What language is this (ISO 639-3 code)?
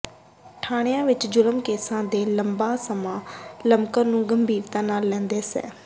pan